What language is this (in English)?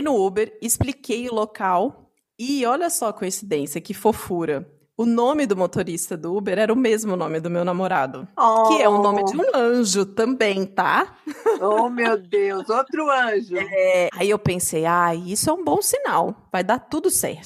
Portuguese